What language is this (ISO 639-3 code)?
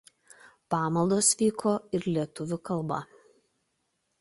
lit